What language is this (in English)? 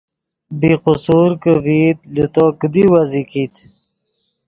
Yidgha